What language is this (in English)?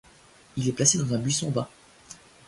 French